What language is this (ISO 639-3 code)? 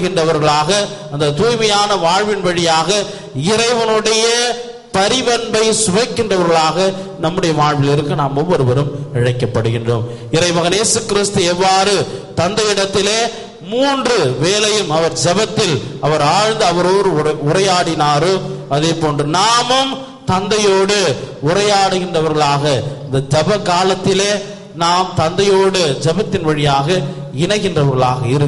ara